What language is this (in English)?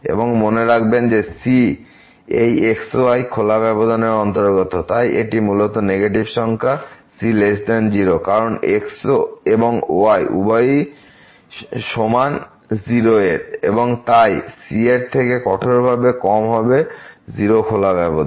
Bangla